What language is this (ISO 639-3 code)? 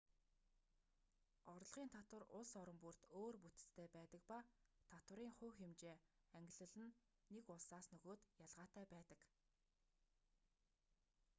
mon